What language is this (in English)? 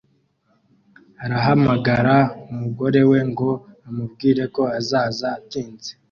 Kinyarwanda